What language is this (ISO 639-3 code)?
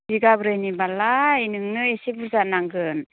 brx